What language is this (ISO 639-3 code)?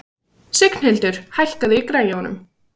isl